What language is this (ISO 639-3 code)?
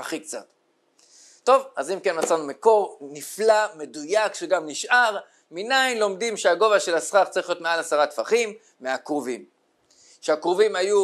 heb